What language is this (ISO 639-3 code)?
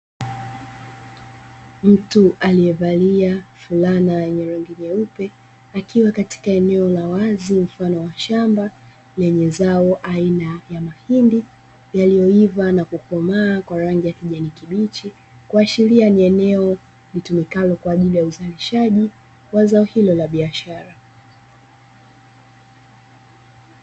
swa